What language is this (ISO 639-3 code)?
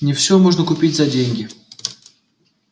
rus